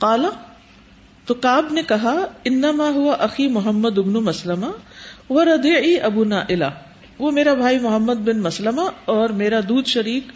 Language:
Urdu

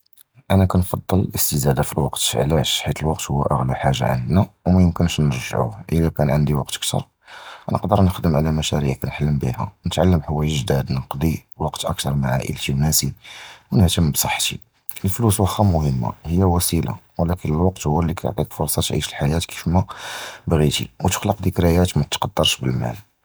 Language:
Judeo-Arabic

